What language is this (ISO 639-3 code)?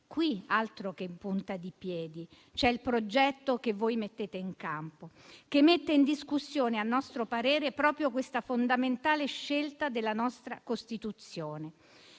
ita